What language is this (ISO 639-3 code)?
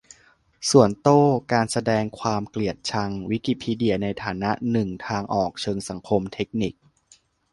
tha